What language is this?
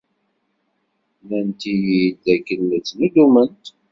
Kabyle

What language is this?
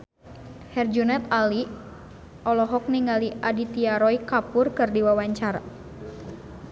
Sundanese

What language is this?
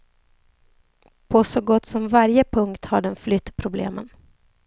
Swedish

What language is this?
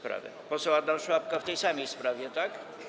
Polish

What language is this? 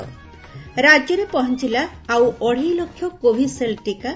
Odia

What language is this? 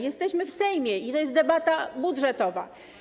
Polish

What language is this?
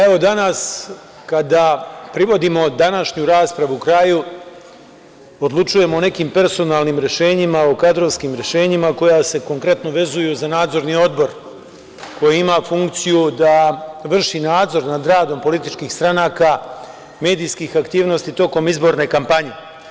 Serbian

